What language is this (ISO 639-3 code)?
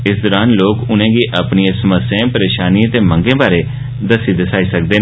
doi